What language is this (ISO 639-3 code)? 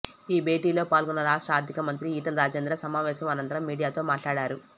tel